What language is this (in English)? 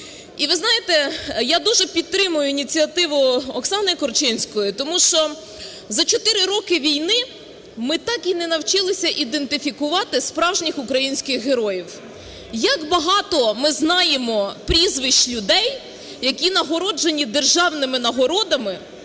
Ukrainian